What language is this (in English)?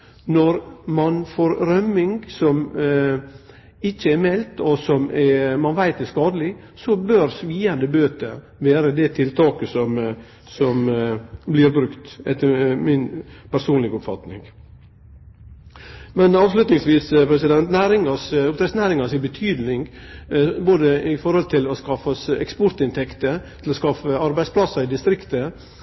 Norwegian Nynorsk